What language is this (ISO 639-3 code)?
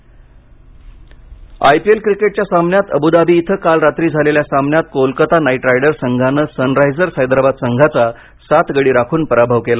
mar